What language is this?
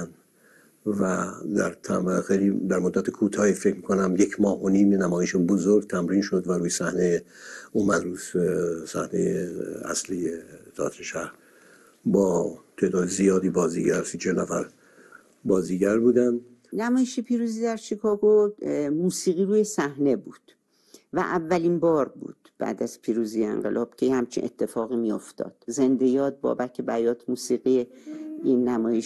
Persian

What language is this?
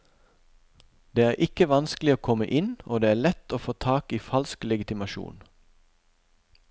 Norwegian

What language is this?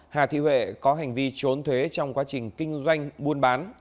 Vietnamese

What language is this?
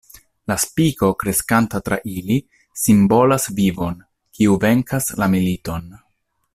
Esperanto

